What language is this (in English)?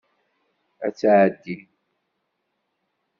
Kabyle